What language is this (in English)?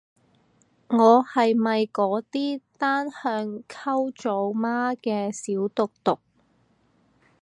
Cantonese